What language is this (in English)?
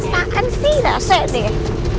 Indonesian